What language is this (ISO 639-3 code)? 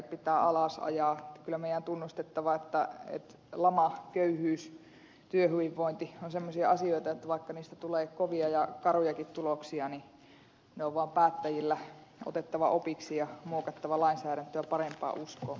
fin